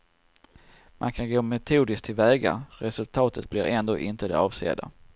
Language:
Swedish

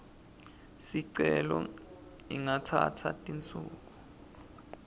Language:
Swati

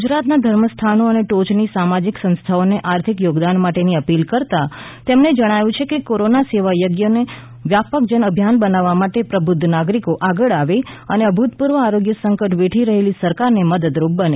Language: Gujarati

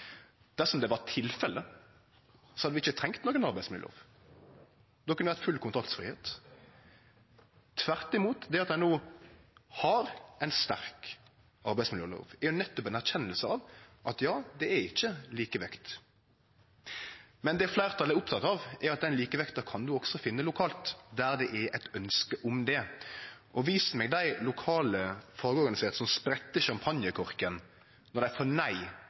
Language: Norwegian Nynorsk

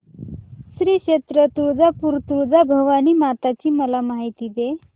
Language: Marathi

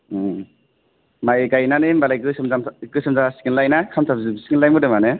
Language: Bodo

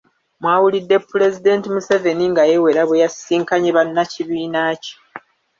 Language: Ganda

